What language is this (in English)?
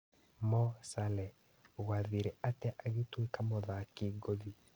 Kikuyu